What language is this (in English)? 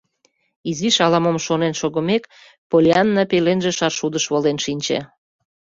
Mari